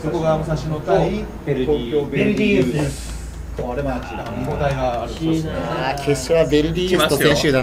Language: Japanese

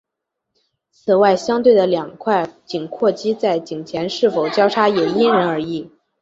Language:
Chinese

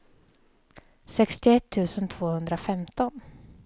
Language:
Swedish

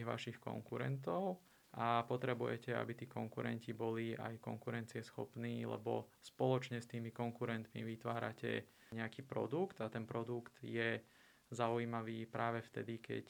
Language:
Slovak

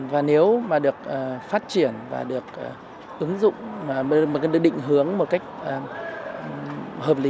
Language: Vietnamese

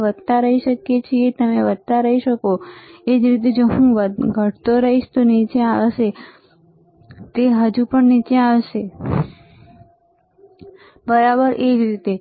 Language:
Gujarati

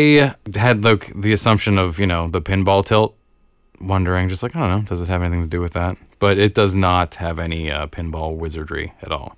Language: English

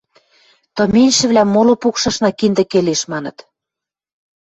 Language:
Western Mari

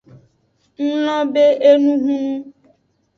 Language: Aja (Benin)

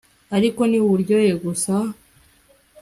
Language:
Kinyarwanda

